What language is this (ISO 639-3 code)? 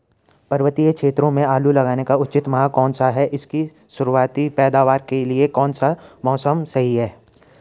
hin